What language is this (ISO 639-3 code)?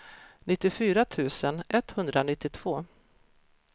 swe